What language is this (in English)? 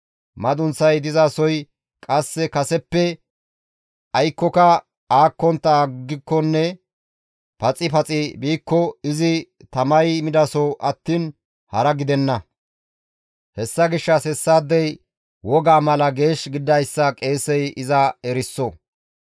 Gamo